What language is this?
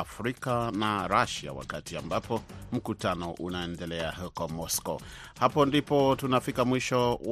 Swahili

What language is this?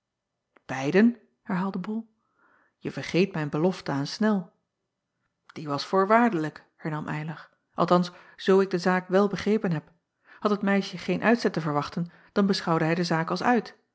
Dutch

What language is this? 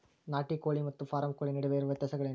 Kannada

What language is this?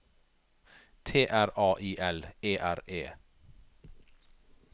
Norwegian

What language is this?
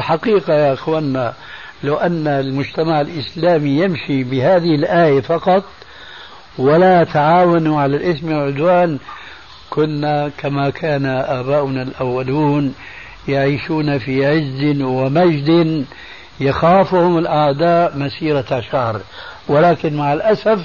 Arabic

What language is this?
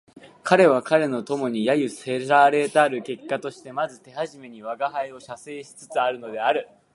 Japanese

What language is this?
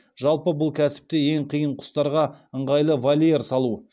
Kazakh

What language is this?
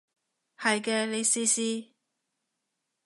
Cantonese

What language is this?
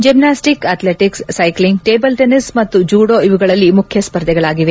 Kannada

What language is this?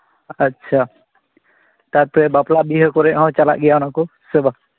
Santali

